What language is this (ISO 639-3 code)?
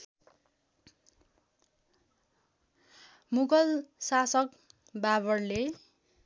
nep